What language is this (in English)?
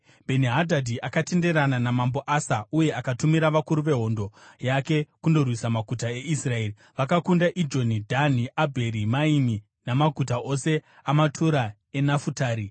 Shona